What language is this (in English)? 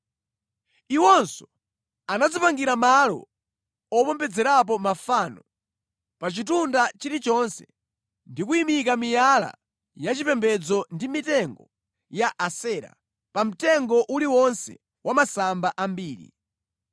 Nyanja